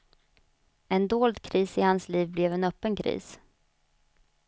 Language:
Swedish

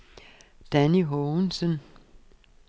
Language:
Danish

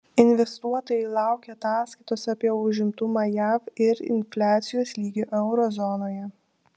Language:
Lithuanian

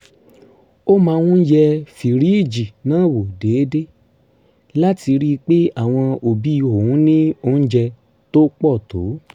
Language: Yoruba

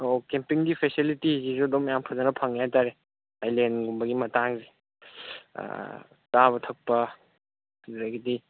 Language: Manipuri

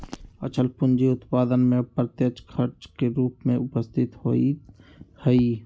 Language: Magahi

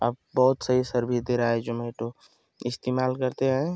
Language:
Hindi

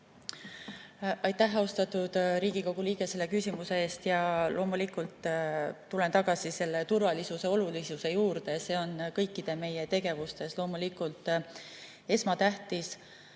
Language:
Estonian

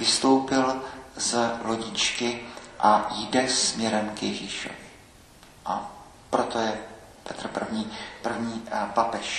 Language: Czech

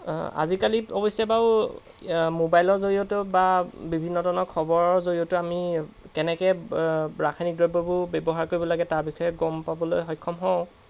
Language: Assamese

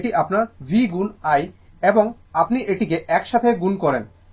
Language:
Bangla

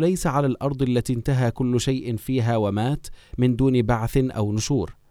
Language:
Arabic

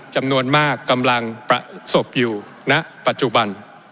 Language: Thai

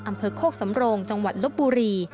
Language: Thai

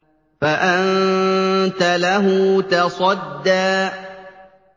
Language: Arabic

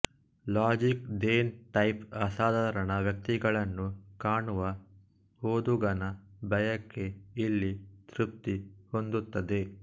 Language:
Kannada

